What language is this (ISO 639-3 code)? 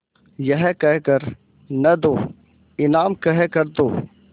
hin